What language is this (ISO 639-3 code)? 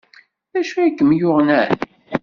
kab